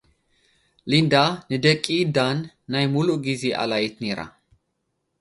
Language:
Tigrinya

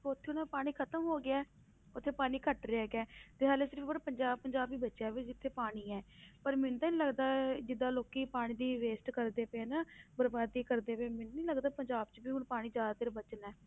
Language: Punjabi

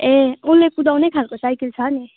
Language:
Nepali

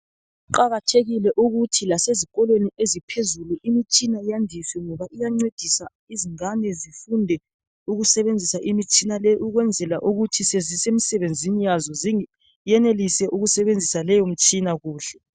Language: North Ndebele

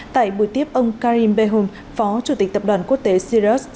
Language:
Vietnamese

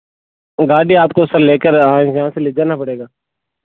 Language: Hindi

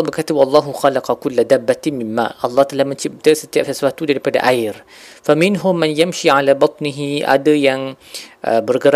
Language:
Malay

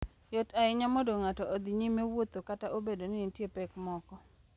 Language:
Luo (Kenya and Tanzania)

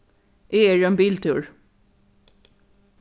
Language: Faroese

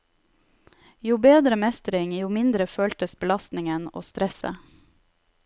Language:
Norwegian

